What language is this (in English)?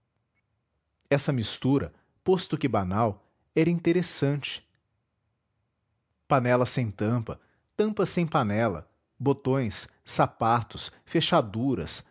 Portuguese